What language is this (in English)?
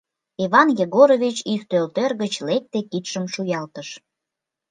Mari